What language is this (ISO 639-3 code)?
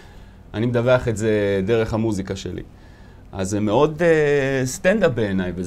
heb